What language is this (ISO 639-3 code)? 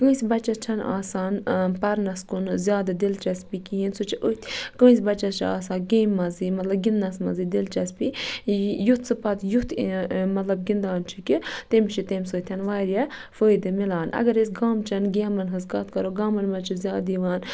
kas